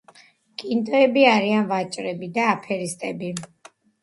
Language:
Georgian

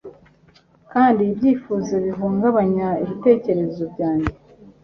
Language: Kinyarwanda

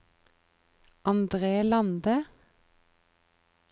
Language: Norwegian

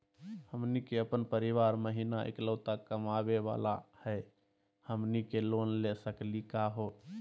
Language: Magahi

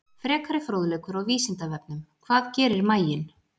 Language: Icelandic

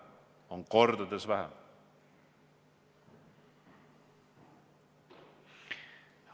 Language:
Estonian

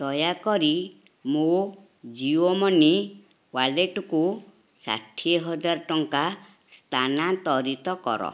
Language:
Odia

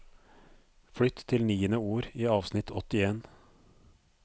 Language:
Norwegian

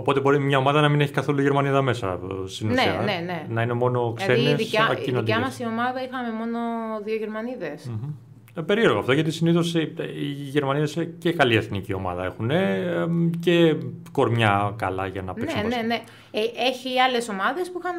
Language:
Greek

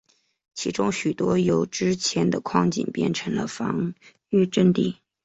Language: Chinese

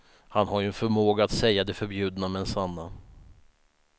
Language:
Swedish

